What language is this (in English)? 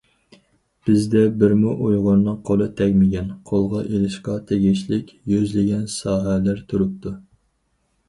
Uyghur